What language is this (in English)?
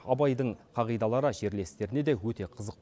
Kazakh